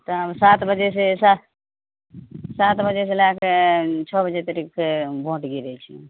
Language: Maithili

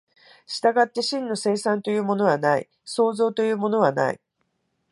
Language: Japanese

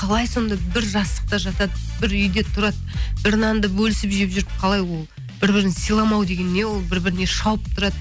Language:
Kazakh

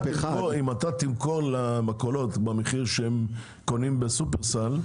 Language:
Hebrew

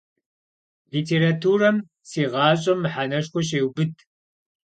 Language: Kabardian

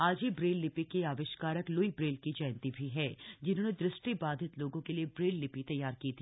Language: Hindi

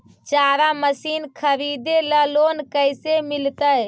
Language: Magahi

